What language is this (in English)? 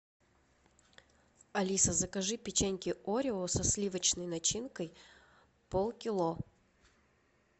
Russian